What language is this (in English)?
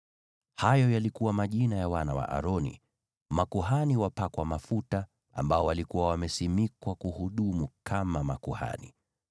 Swahili